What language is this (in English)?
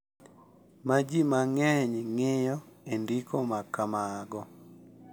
Luo (Kenya and Tanzania)